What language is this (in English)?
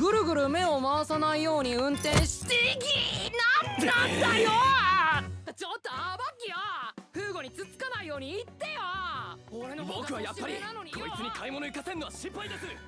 Japanese